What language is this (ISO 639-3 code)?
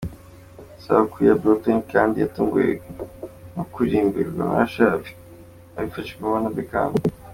kin